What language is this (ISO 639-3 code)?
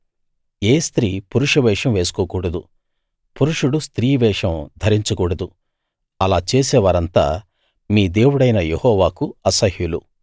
tel